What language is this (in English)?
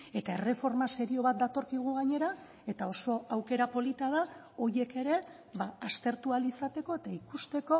Basque